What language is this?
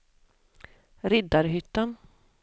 Swedish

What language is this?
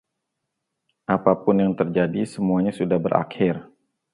Indonesian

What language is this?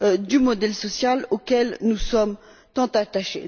French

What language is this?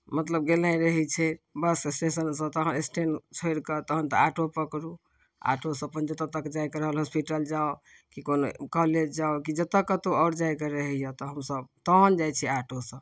Maithili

